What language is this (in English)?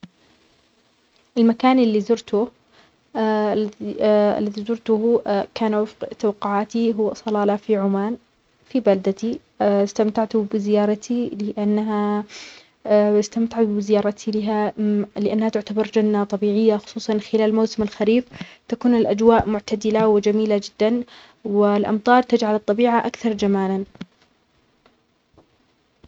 Omani Arabic